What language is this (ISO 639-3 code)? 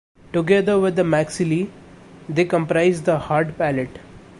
eng